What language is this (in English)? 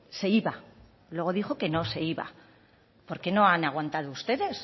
Spanish